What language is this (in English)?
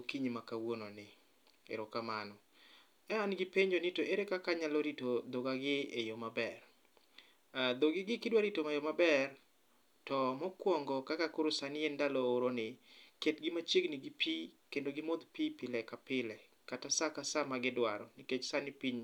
Luo (Kenya and Tanzania)